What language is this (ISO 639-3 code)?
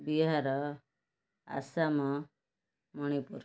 ori